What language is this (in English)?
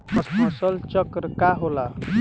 Bhojpuri